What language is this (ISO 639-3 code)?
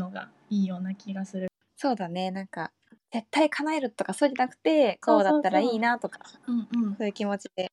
jpn